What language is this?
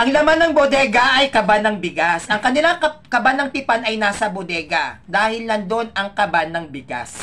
Filipino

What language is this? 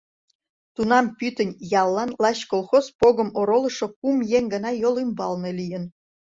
Mari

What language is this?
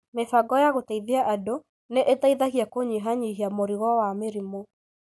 Kikuyu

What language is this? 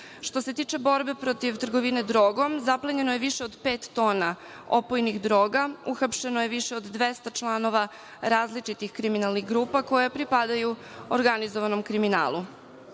Serbian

